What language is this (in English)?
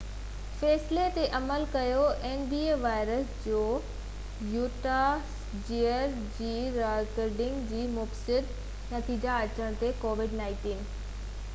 Sindhi